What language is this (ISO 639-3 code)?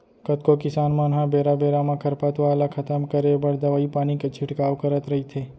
hne